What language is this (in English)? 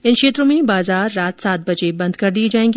Hindi